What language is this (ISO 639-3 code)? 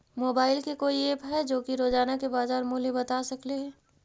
mag